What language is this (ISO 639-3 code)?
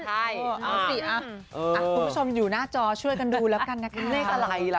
tha